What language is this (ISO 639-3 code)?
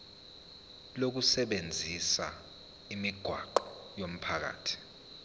zul